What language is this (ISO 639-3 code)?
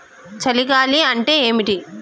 tel